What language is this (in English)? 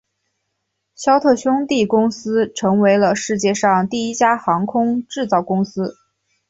Chinese